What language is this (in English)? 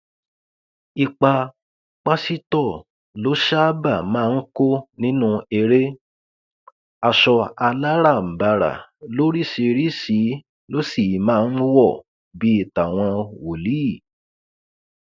Yoruba